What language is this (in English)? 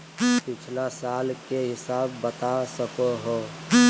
Magahi